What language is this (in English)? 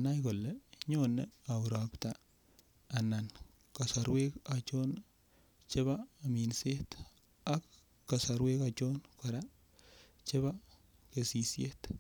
Kalenjin